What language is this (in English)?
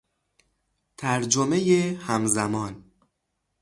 Persian